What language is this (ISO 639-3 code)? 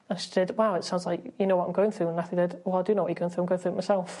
cym